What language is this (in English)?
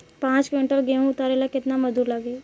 Bhojpuri